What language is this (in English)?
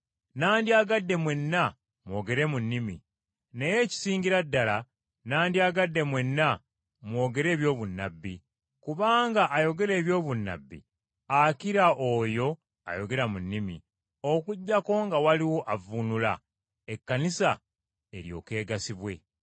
Ganda